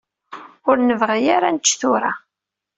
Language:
Kabyle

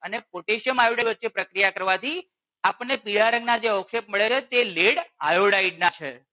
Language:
Gujarati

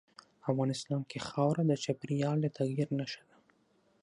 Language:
Pashto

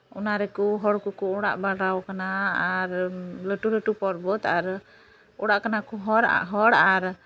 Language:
Santali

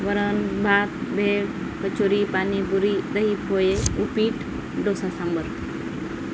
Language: Marathi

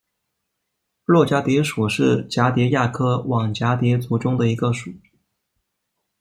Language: Chinese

